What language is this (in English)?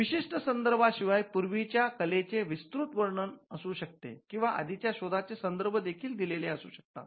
Marathi